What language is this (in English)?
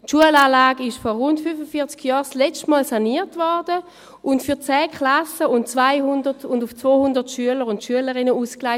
Swiss German